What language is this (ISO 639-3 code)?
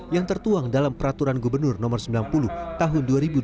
ind